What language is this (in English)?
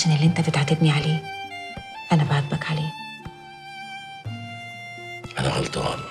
Arabic